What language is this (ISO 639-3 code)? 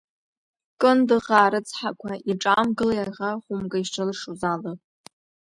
abk